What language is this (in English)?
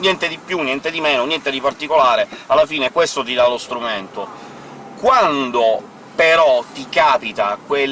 Italian